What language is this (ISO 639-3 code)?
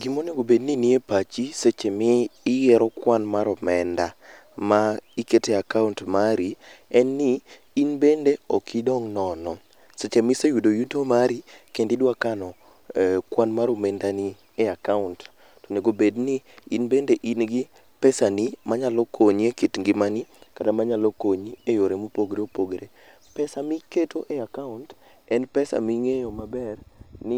luo